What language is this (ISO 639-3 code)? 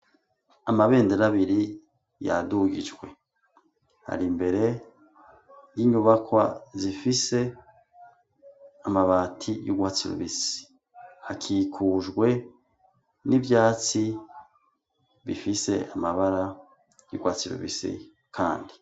run